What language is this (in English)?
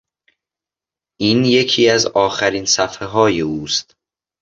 Persian